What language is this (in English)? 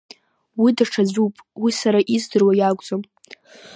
Abkhazian